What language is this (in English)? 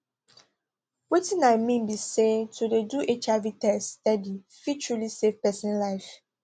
Nigerian Pidgin